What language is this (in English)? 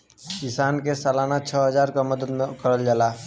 Bhojpuri